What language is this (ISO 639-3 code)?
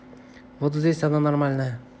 rus